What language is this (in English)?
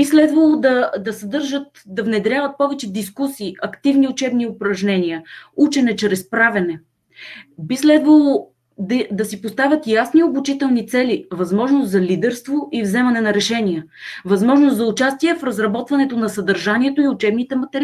Bulgarian